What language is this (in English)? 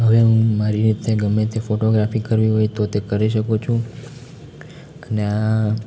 Gujarati